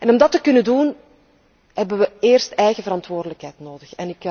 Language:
Dutch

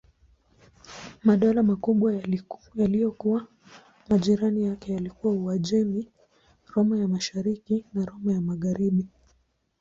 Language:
Swahili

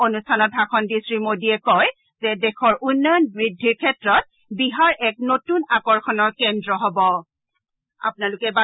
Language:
Assamese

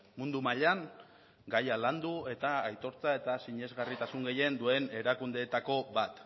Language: Basque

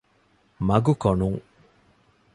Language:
Divehi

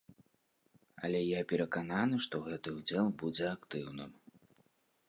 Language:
Belarusian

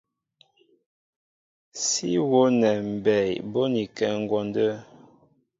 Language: Mbo (Cameroon)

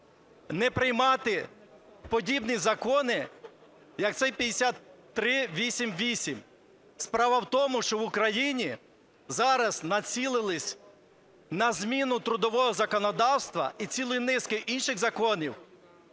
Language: Ukrainian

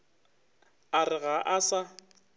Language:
Northern Sotho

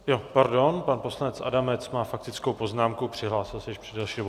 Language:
Czech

